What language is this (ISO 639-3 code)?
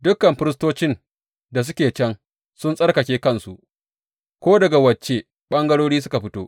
hau